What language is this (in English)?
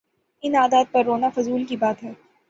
Urdu